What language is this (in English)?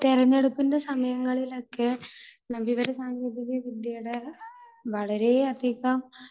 Malayalam